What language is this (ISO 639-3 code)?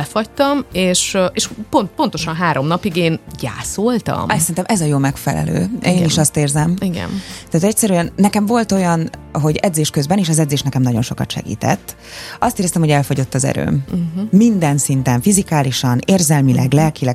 hun